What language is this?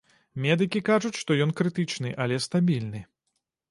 Belarusian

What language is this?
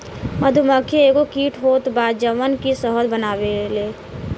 Bhojpuri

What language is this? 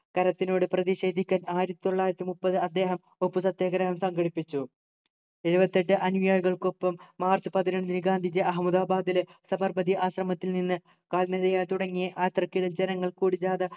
Malayalam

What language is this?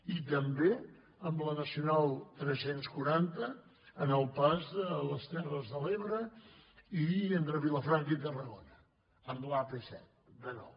Catalan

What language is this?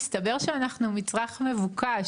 Hebrew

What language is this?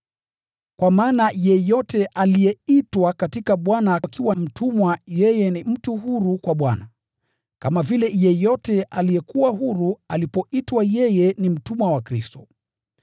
Swahili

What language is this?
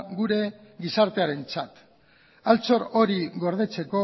Basque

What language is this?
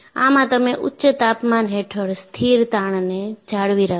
Gujarati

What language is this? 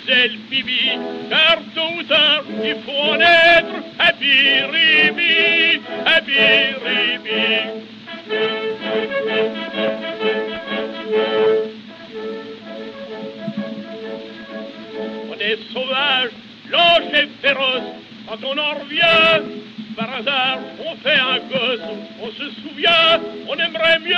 French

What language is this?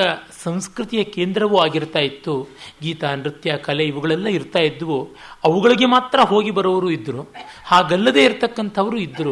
Kannada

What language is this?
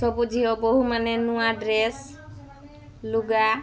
Odia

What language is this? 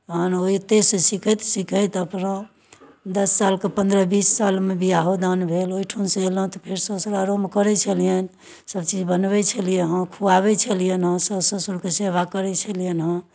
Maithili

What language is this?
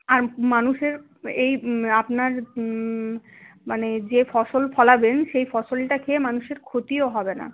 Bangla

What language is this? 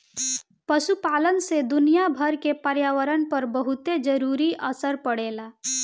Bhojpuri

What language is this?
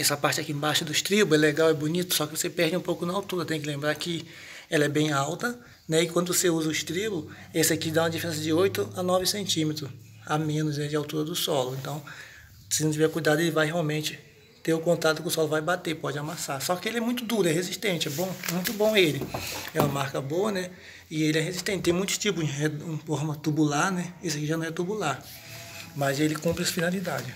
Portuguese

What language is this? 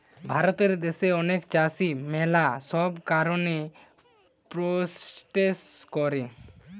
Bangla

